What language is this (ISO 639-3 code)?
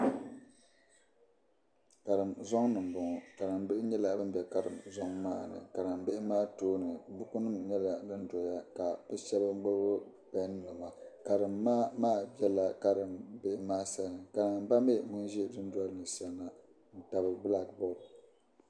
dag